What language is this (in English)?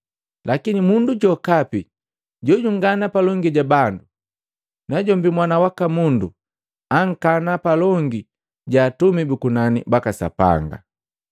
Matengo